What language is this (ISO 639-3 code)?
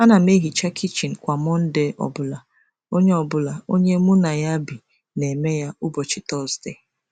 ibo